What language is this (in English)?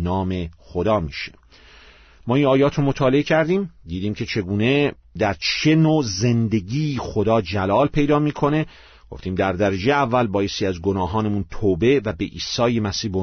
Persian